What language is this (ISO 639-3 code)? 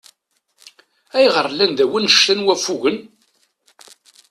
kab